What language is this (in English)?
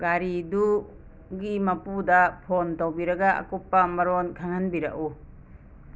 Manipuri